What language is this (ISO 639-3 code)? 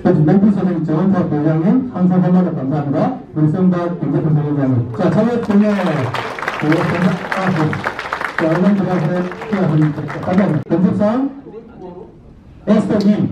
kor